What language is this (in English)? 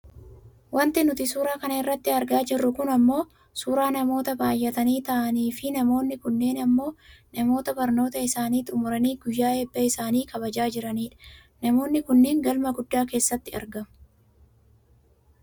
Oromo